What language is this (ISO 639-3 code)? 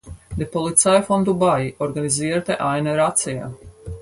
deu